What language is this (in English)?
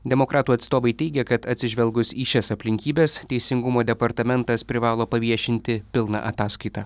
Lithuanian